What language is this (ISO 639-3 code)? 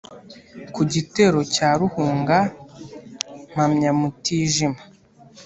kin